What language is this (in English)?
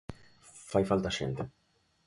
Galician